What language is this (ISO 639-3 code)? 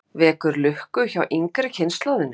isl